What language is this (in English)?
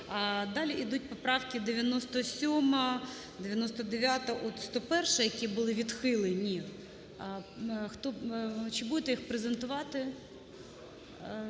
Ukrainian